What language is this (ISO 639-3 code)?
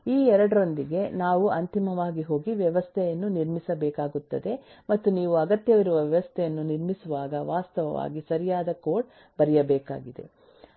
kan